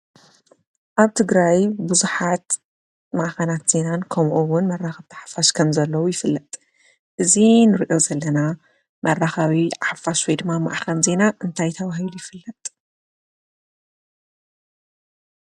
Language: Tigrinya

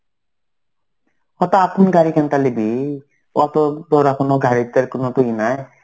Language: Bangla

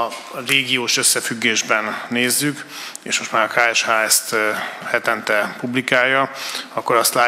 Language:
Hungarian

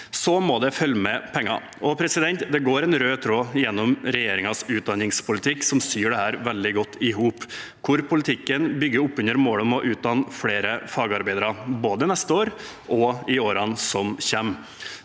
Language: Norwegian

